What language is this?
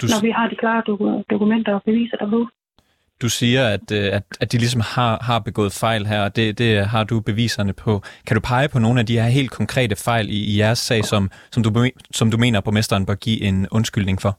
Danish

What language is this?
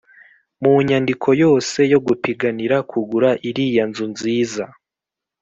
Kinyarwanda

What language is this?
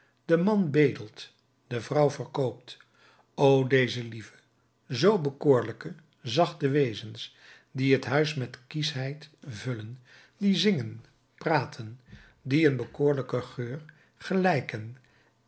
Dutch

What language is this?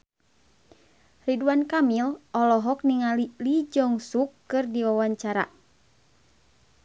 Sundanese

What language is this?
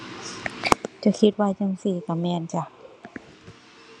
Thai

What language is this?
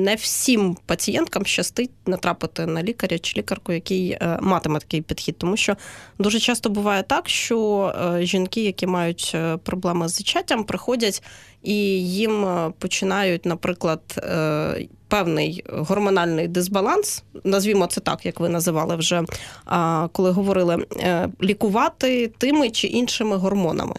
Ukrainian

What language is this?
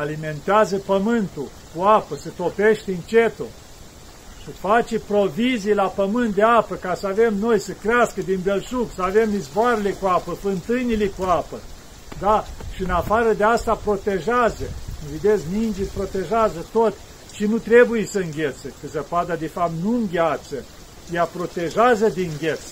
Romanian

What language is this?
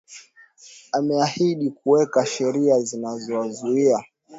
Swahili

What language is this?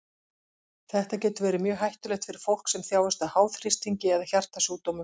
Icelandic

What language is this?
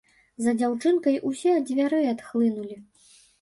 Belarusian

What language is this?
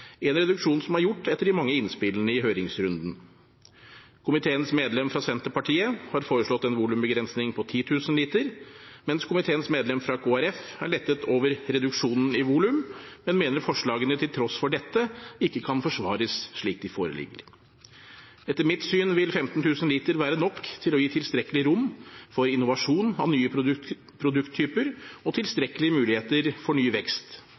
Norwegian Bokmål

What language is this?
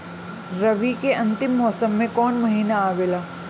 Bhojpuri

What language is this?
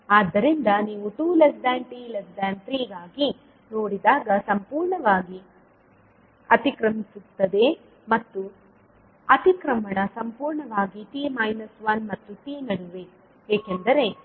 Kannada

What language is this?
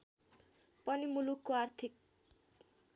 Nepali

